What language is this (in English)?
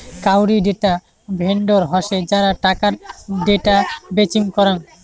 Bangla